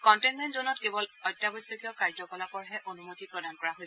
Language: Assamese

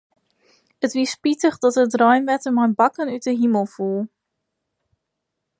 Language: Western Frisian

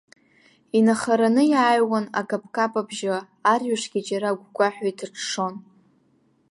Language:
Abkhazian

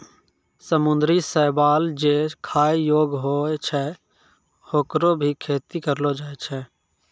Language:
Maithili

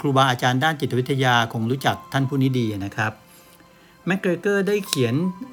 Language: Thai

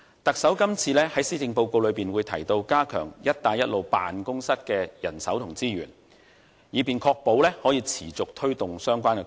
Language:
Cantonese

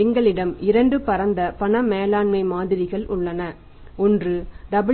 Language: Tamil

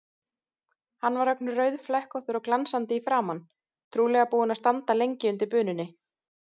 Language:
Icelandic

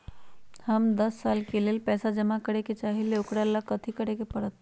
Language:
Magahi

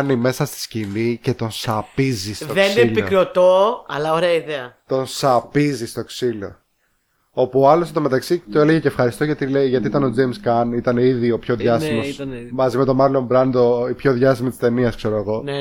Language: Greek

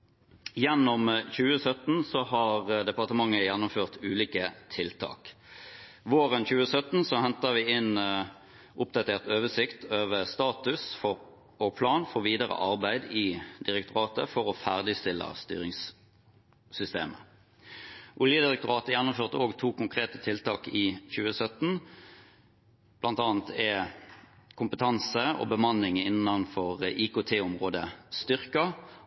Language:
Norwegian Bokmål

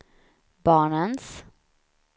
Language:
Swedish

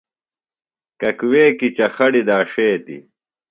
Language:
Phalura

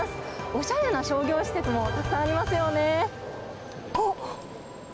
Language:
Japanese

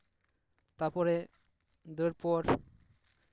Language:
Santali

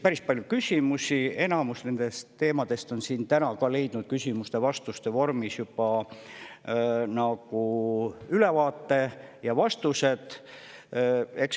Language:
Estonian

